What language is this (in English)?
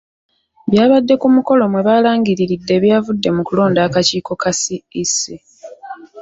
Ganda